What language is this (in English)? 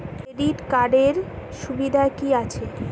Bangla